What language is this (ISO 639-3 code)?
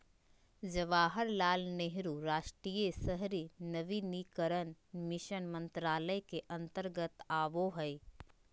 mag